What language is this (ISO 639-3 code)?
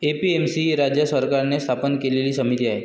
mar